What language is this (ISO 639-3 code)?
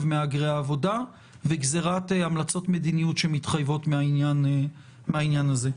heb